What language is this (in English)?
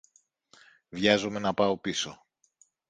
Greek